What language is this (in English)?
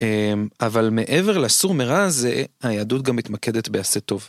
Hebrew